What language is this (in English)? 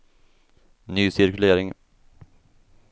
Swedish